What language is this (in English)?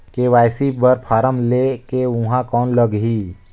Chhattisgarhi